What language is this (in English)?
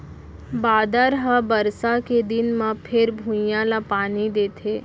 Chhattisgarhi